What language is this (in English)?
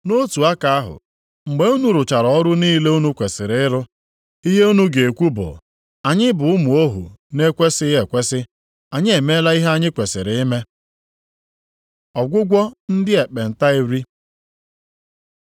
Igbo